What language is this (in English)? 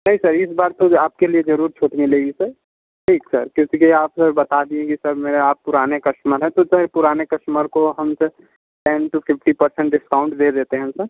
Hindi